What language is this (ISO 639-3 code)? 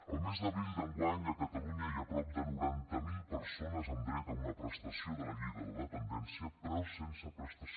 cat